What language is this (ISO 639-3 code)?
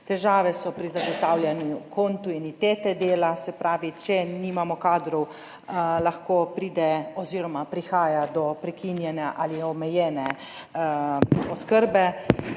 slv